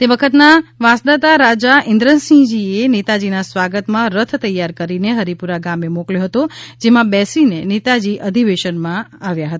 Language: Gujarati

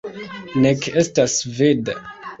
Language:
Esperanto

